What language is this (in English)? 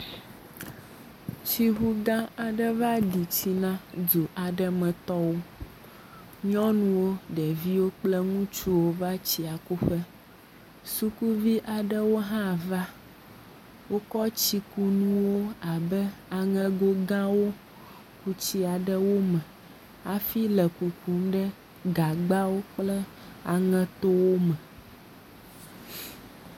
Ewe